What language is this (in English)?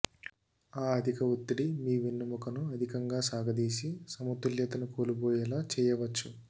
Telugu